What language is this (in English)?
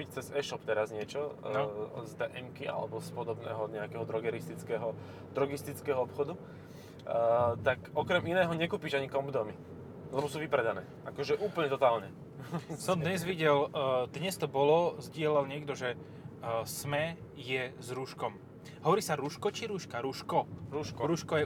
Slovak